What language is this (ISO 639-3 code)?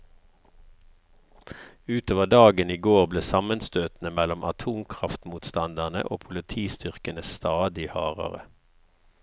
nor